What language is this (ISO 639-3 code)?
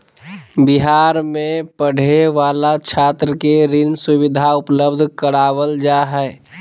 mag